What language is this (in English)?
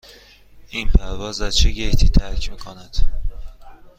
Persian